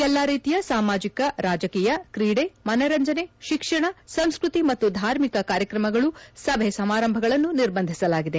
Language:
Kannada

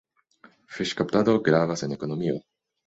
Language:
Esperanto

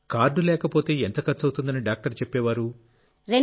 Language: Telugu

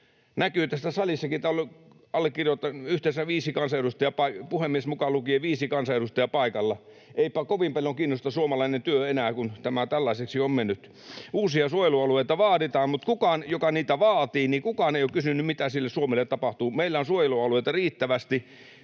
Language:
Finnish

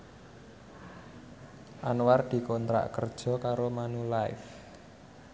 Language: Javanese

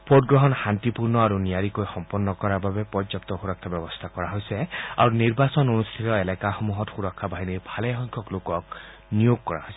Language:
Assamese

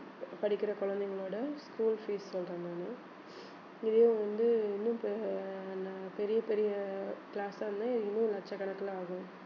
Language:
Tamil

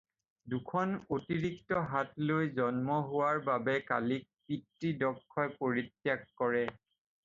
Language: Assamese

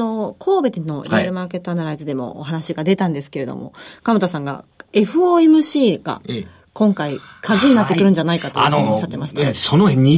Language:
Japanese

